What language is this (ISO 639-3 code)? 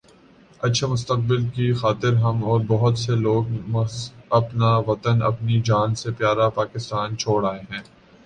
urd